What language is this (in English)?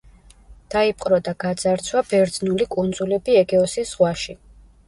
Georgian